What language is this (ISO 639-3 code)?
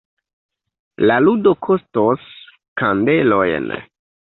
epo